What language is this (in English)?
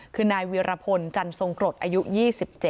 Thai